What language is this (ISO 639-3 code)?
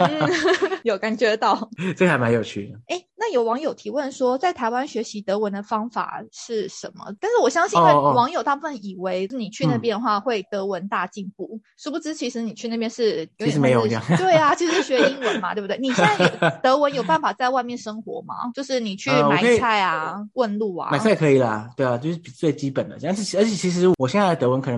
zho